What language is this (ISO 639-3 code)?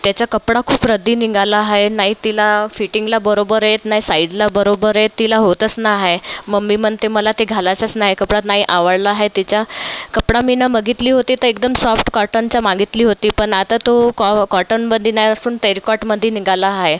mar